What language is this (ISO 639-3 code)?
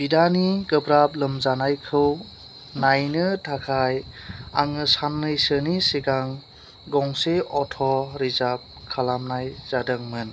brx